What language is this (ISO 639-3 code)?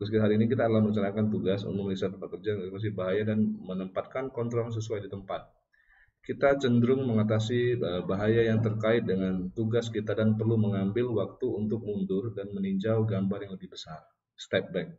ind